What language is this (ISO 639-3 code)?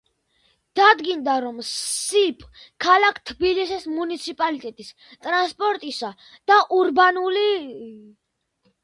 kat